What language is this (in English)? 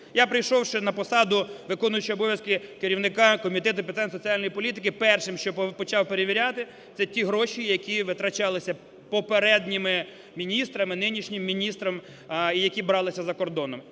Ukrainian